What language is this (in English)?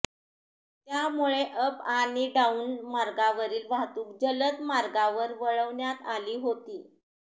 Marathi